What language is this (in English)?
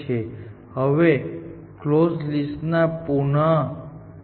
Gujarati